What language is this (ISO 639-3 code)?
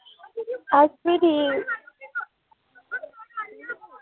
doi